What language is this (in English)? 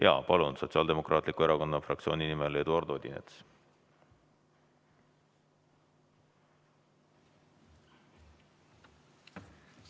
Estonian